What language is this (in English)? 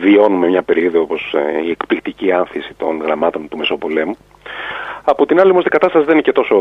Greek